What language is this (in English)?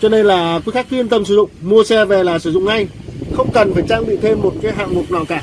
Vietnamese